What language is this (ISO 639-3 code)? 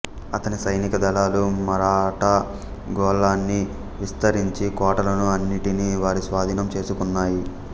tel